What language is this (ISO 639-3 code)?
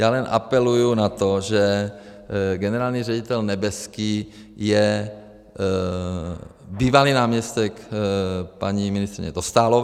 ces